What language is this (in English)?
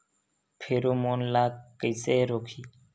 Chhattisgarhi